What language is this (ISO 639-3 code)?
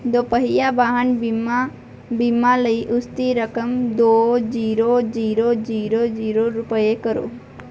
pan